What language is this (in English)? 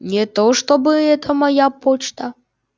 Russian